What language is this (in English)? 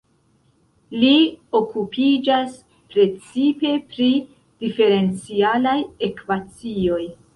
Esperanto